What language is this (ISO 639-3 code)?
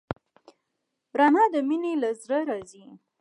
pus